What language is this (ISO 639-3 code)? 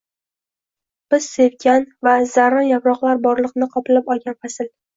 uzb